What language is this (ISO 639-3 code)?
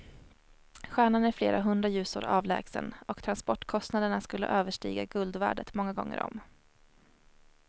swe